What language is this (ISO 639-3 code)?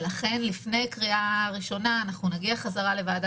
heb